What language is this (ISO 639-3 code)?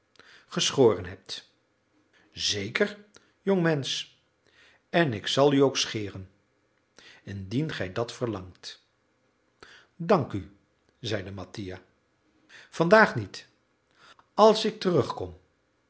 nld